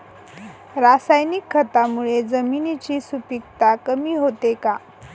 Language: Marathi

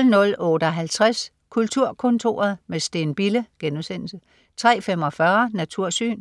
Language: Danish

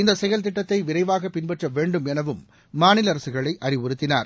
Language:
Tamil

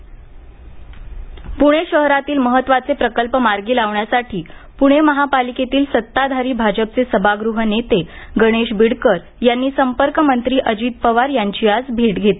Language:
Marathi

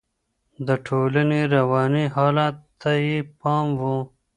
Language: Pashto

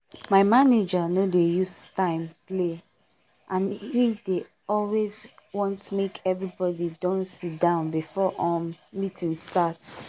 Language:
Nigerian Pidgin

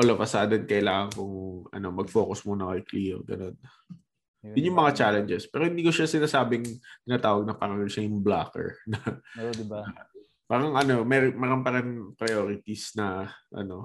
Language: Filipino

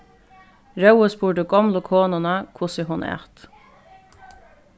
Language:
Faroese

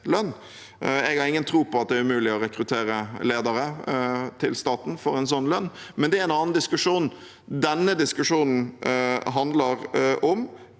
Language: Norwegian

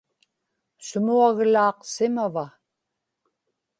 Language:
Inupiaq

